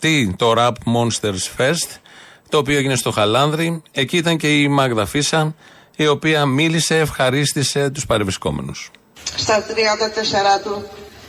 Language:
Greek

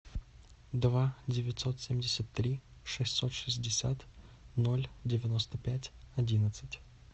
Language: Russian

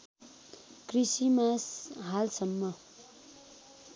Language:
Nepali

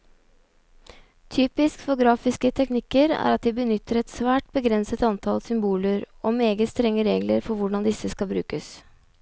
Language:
Norwegian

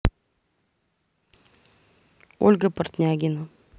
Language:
Russian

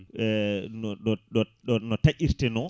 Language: Fula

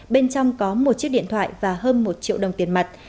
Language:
Vietnamese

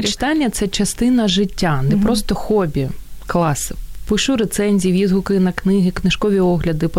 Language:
Ukrainian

